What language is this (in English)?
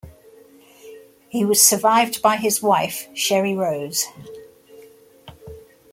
English